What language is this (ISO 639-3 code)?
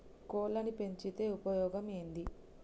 tel